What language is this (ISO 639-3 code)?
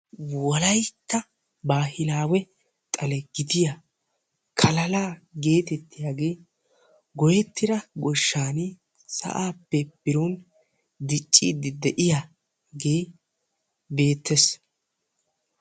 wal